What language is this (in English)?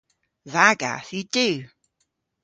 Cornish